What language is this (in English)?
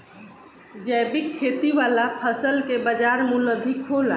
Bhojpuri